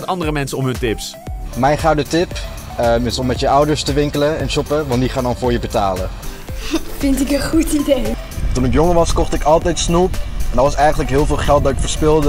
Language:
Dutch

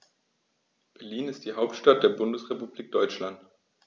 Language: German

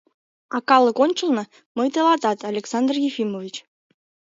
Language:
Mari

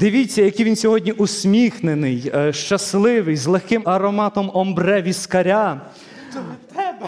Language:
Ukrainian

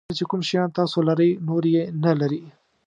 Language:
Pashto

